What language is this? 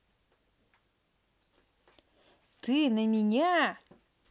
Russian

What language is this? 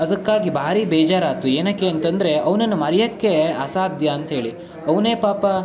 Kannada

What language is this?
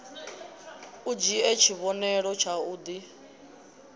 Venda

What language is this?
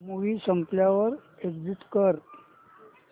Marathi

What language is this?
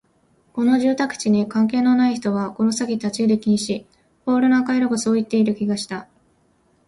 Japanese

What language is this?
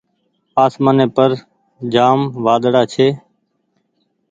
Goaria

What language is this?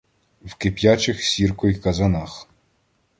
Ukrainian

